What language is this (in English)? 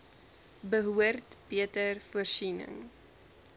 Afrikaans